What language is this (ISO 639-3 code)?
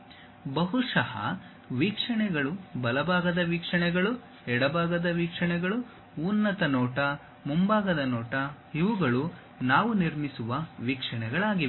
kan